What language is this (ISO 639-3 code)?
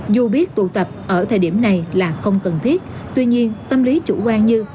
vie